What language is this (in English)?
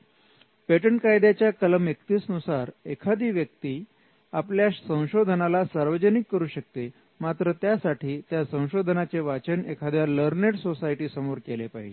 Marathi